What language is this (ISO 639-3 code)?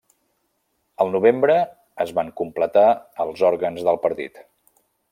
cat